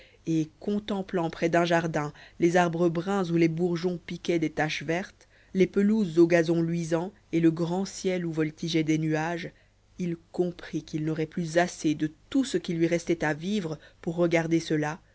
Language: French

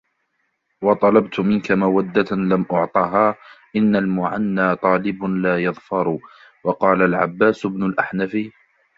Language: Arabic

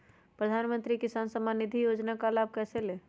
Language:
Magahi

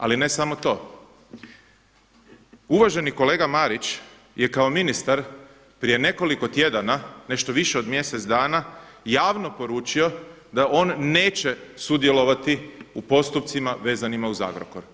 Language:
Croatian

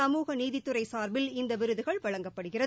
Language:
Tamil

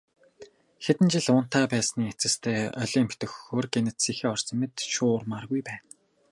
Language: Mongolian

